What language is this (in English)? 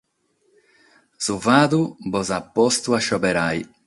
Sardinian